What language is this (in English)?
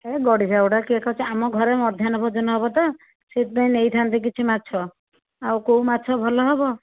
Odia